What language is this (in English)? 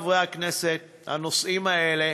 Hebrew